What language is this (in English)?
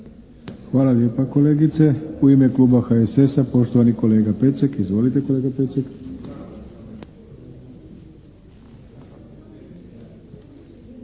Croatian